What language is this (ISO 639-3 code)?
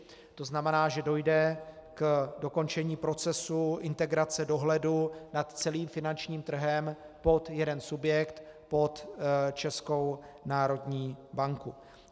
ces